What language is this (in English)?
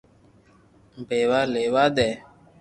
Loarki